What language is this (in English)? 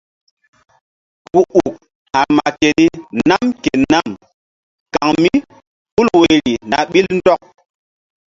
Mbum